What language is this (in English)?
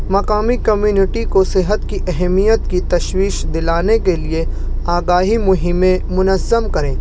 Urdu